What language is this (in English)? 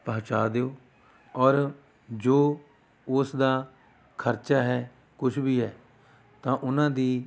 Punjabi